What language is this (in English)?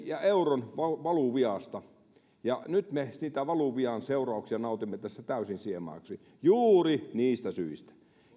Finnish